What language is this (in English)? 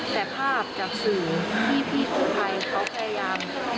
Thai